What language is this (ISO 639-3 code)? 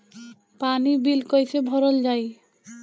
bho